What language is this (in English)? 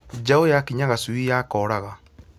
Kikuyu